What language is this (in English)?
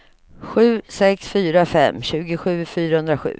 Swedish